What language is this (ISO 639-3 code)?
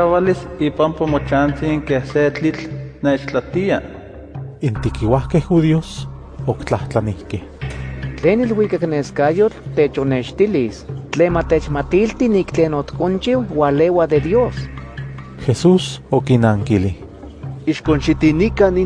spa